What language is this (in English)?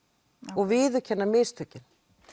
Icelandic